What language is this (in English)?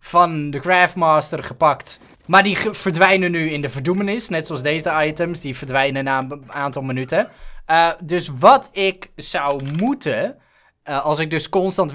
Dutch